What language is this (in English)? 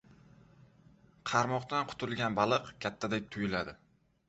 Uzbek